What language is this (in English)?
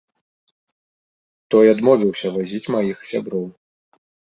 Belarusian